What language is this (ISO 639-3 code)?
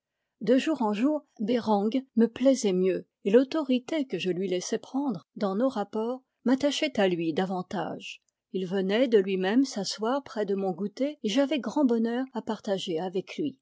fra